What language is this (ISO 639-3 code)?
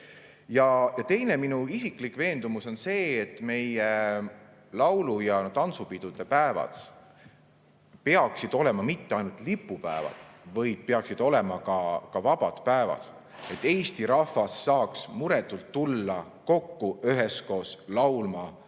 est